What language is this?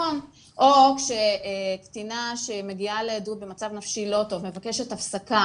Hebrew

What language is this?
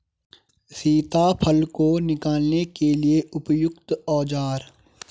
Hindi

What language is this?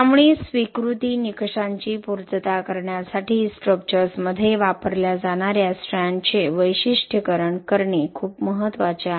Marathi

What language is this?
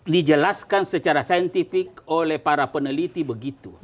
Indonesian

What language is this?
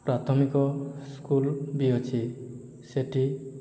Odia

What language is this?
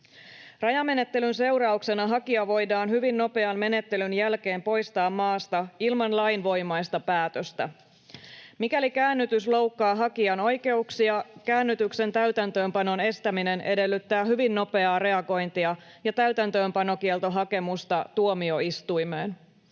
Finnish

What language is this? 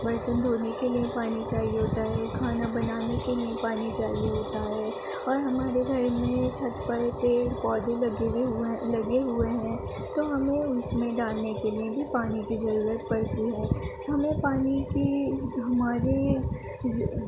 Urdu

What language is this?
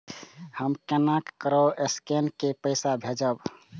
Maithili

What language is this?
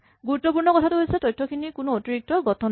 Assamese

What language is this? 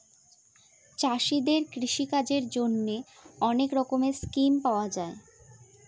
Bangla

